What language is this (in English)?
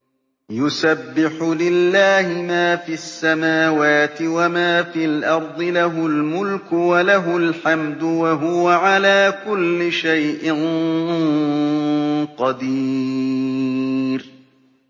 Arabic